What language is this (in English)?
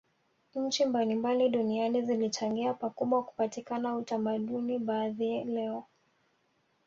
Swahili